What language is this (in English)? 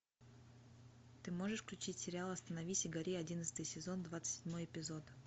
Russian